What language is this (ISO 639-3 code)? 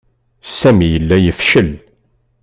kab